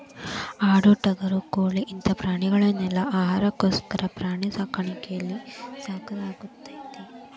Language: Kannada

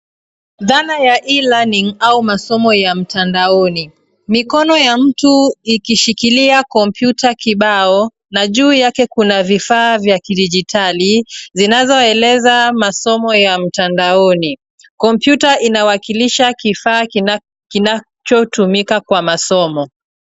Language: Swahili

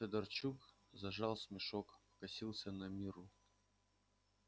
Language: Russian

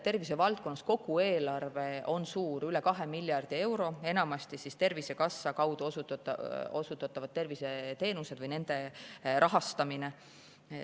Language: Estonian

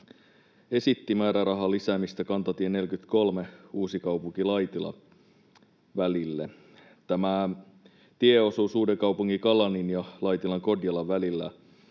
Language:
Finnish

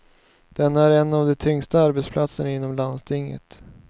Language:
Swedish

